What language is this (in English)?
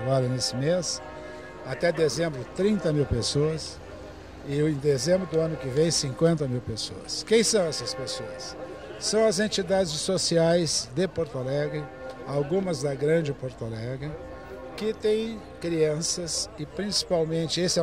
Portuguese